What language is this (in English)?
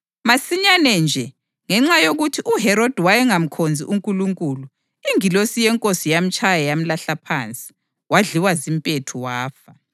North Ndebele